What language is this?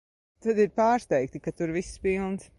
Latvian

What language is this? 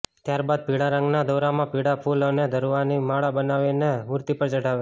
Gujarati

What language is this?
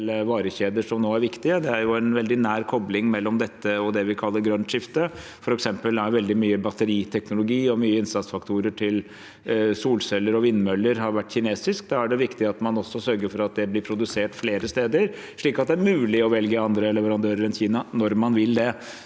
Norwegian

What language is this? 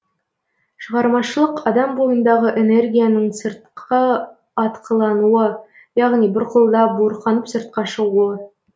Kazakh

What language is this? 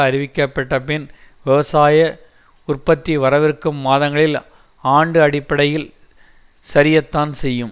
Tamil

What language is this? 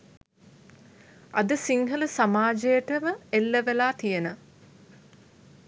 Sinhala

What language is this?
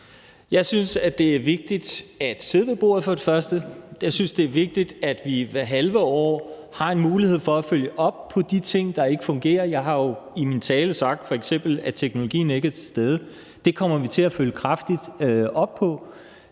Danish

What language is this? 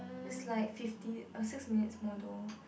English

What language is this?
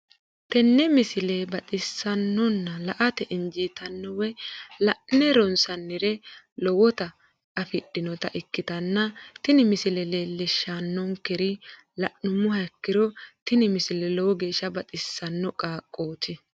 Sidamo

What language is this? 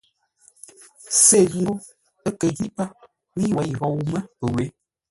Ngombale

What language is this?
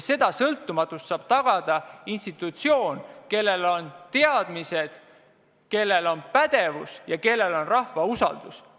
Estonian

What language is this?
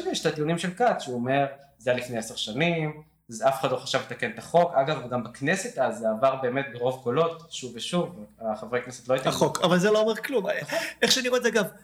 Hebrew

